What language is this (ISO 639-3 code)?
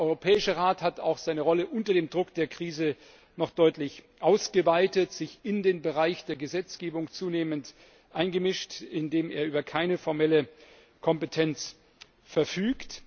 deu